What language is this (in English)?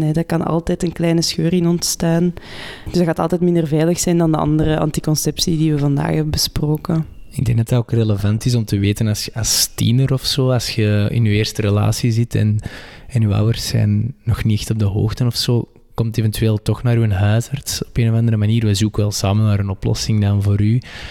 Dutch